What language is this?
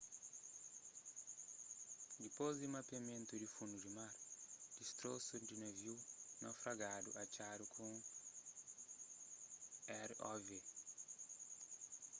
Kabuverdianu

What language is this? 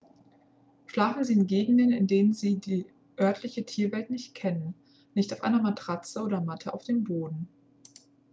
German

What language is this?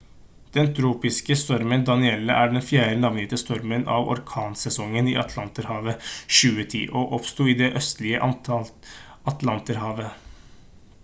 Norwegian Bokmål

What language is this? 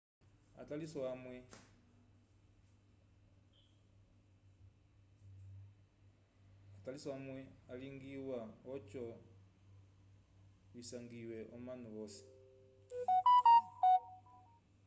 Umbundu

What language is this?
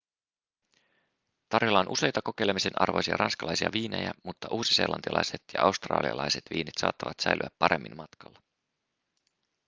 Finnish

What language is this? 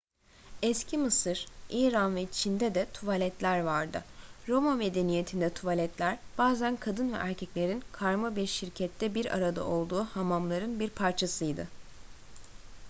Turkish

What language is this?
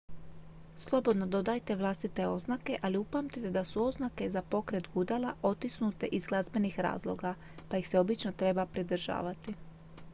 Croatian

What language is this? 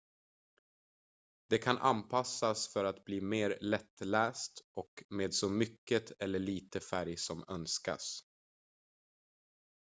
Swedish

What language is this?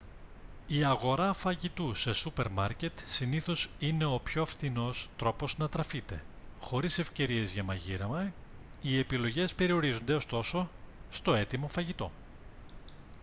Greek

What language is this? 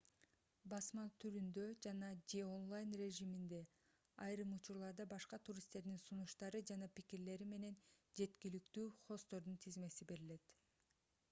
Kyrgyz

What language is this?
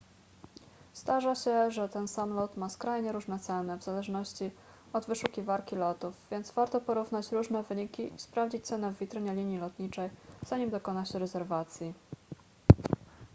Polish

